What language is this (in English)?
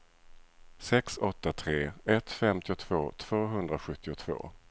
Swedish